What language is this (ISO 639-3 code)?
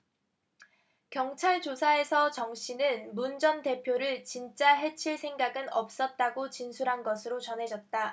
kor